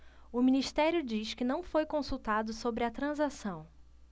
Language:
Portuguese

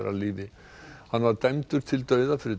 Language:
Icelandic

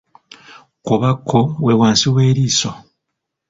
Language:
Ganda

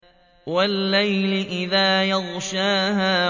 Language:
Arabic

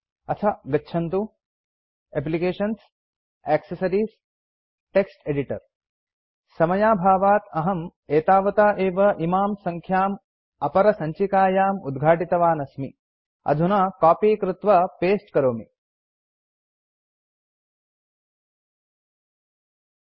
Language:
Sanskrit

